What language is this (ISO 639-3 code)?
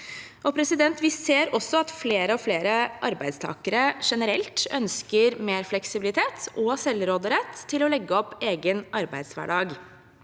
nor